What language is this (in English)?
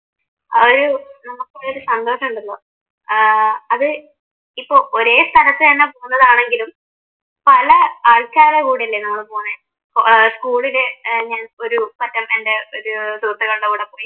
Malayalam